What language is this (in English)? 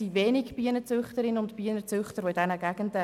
Swiss German